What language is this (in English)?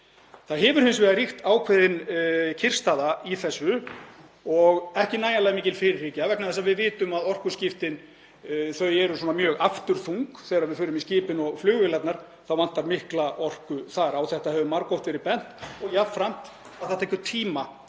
Icelandic